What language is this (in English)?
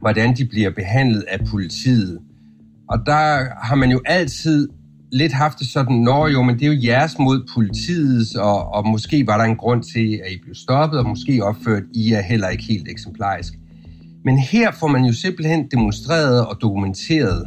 Danish